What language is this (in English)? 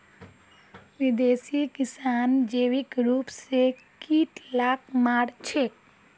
Magahi